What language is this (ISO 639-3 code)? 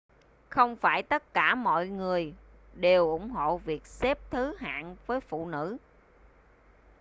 vie